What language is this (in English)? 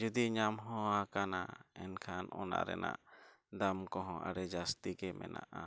Santali